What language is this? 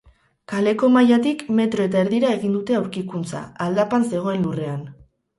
Basque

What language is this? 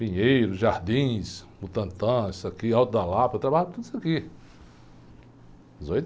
Portuguese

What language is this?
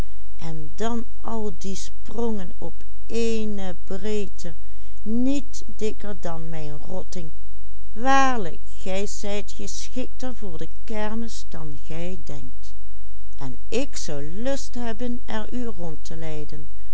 Dutch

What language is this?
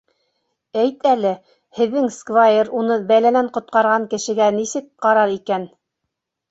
Bashkir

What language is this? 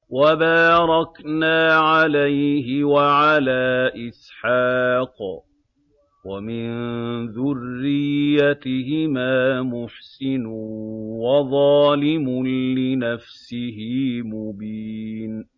Arabic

